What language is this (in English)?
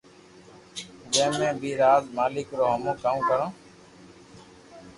Loarki